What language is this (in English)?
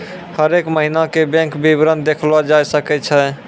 Maithili